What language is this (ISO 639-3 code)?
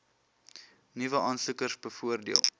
afr